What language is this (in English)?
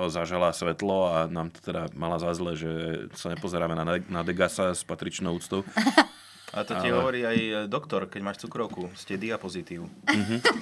Slovak